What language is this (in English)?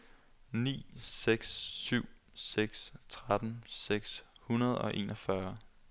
Danish